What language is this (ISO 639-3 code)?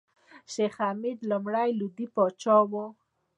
pus